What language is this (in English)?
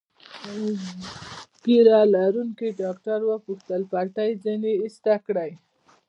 Pashto